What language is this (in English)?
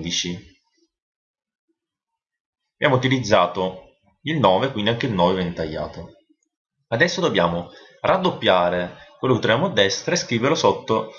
Italian